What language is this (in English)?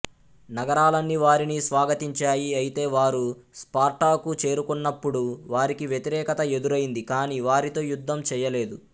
Telugu